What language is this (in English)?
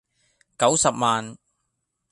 Cantonese